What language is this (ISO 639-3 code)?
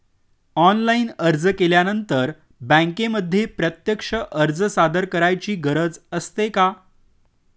mar